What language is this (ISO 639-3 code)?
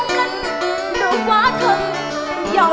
vie